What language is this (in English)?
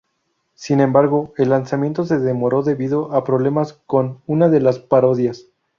Spanish